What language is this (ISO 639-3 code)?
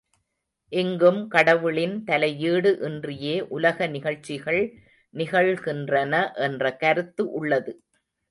tam